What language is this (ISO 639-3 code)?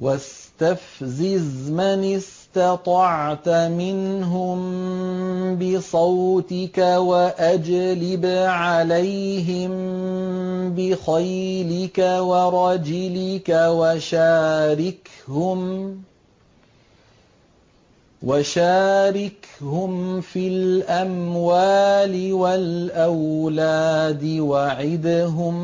ara